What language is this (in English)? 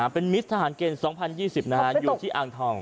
Thai